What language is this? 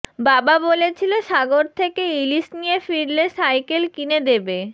Bangla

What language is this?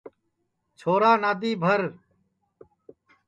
Sansi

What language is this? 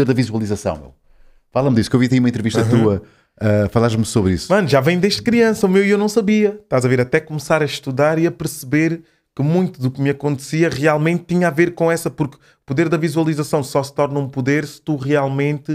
Portuguese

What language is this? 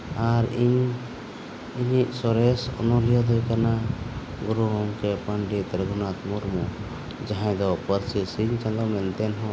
Santali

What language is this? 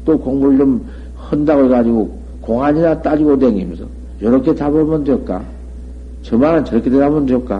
Korean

